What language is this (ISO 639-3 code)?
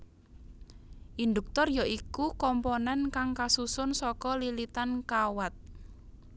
jav